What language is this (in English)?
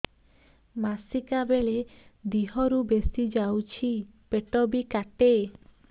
Odia